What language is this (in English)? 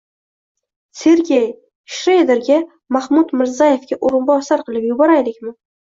Uzbek